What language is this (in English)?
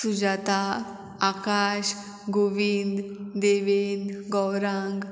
Konkani